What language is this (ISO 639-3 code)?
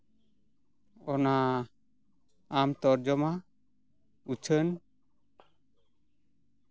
sat